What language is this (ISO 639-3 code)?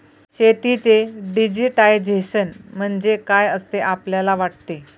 mar